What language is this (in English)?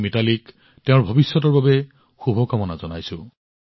Assamese